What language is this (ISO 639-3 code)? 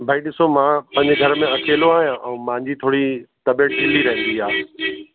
snd